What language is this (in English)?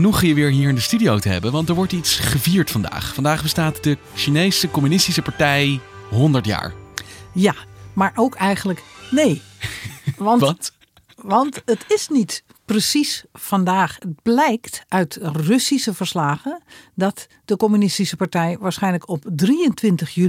Dutch